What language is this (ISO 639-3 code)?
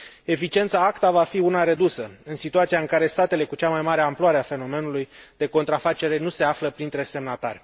ron